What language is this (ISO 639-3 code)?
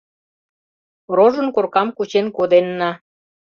chm